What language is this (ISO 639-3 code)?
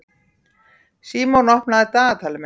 isl